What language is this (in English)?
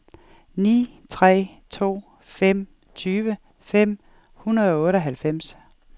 Danish